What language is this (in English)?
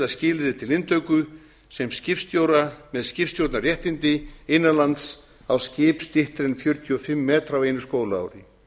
Icelandic